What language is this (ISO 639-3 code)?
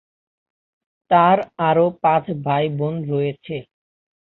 ben